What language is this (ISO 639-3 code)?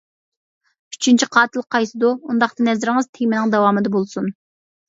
uig